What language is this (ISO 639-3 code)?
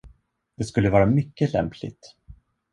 swe